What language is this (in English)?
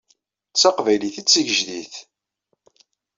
Kabyle